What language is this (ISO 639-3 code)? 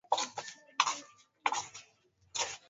swa